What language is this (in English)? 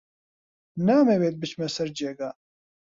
Central Kurdish